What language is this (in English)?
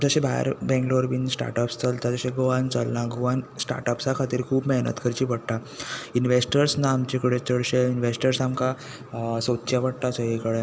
Konkani